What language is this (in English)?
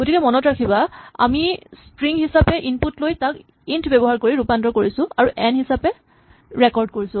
Assamese